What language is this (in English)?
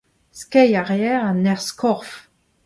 Breton